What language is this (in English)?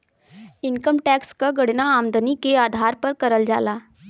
Bhojpuri